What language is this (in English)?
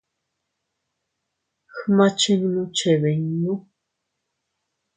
Teutila Cuicatec